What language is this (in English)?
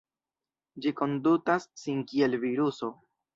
Esperanto